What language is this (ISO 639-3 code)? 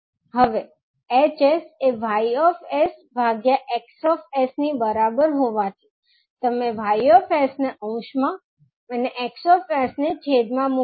guj